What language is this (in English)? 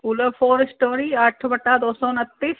Sindhi